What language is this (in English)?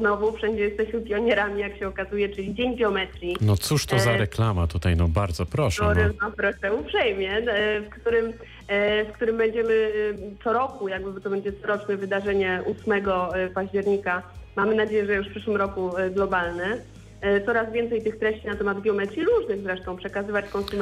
Polish